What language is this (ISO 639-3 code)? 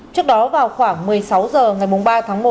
vie